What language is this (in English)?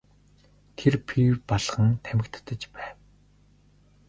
Mongolian